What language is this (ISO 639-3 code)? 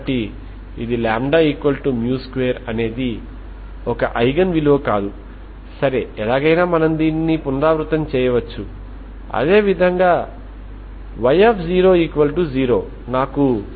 tel